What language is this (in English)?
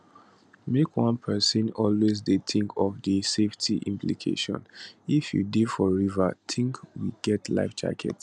Nigerian Pidgin